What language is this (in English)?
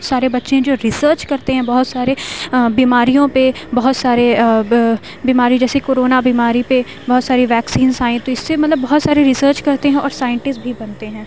Urdu